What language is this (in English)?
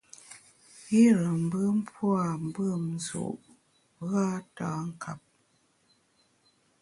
Bamun